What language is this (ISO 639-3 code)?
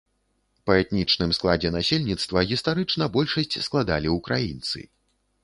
bel